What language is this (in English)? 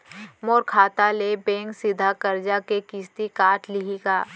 Chhattisgarhi